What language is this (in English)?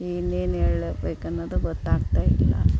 Kannada